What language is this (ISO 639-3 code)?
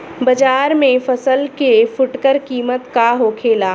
bho